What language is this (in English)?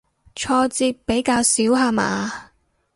Cantonese